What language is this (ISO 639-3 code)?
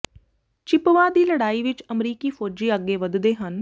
pan